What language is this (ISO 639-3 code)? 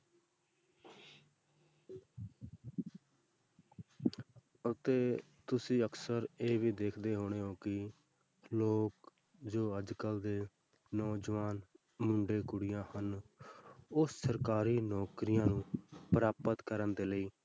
pan